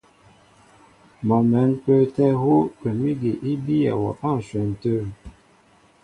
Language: Mbo (Cameroon)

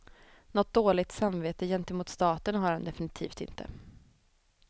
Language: Swedish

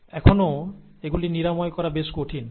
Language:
Bangla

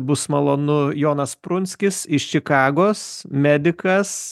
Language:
Lithuanian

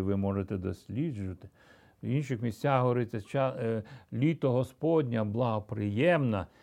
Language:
Ukrainian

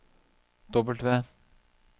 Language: Norwegian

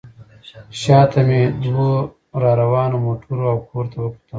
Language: Pashto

